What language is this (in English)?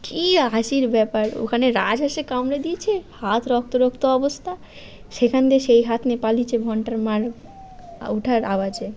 Bangla